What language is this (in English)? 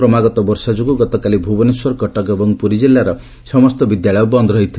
Odia